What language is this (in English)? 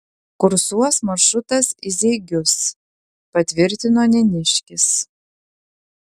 Lithuanian